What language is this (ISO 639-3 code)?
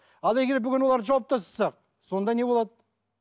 kaz